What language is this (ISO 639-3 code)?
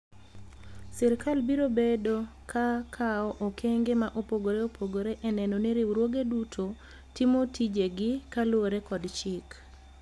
luo